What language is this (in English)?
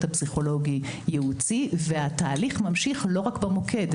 Hebrew